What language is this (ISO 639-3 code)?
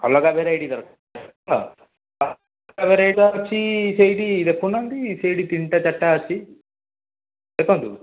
ori